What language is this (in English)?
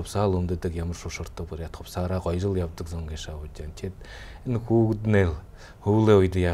Arabic